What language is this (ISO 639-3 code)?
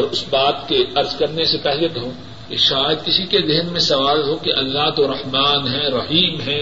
urd